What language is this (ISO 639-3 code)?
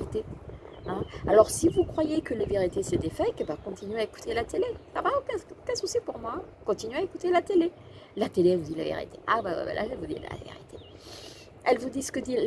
fra